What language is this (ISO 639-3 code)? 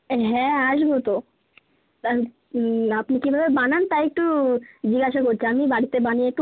ben